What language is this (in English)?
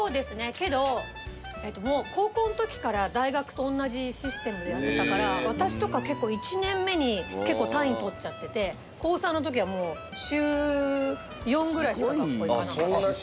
Japanese